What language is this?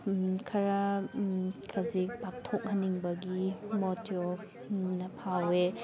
Manipuri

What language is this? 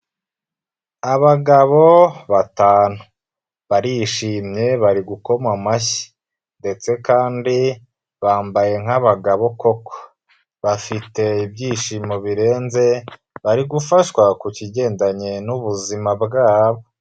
Kinyarwanda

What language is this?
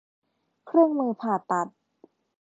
Thai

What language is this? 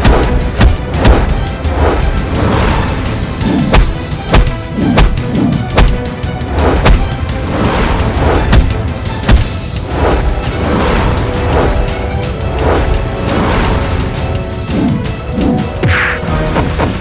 Indonesian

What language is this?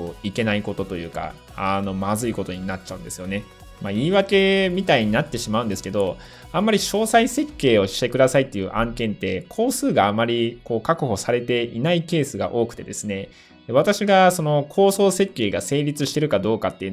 Japanese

